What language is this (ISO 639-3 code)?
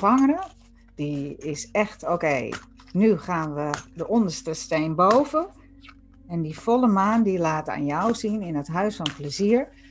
nld